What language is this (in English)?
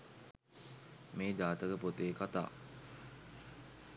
Sinhala